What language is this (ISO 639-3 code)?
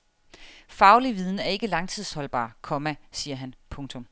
dan